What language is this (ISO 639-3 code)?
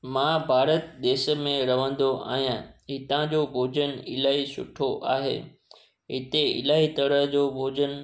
snd